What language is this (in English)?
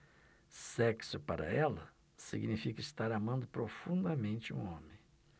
Portuguese